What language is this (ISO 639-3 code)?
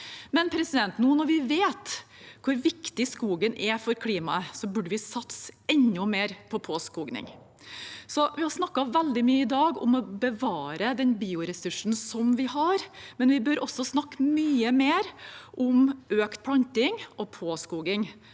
nor